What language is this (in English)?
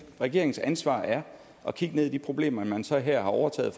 Danish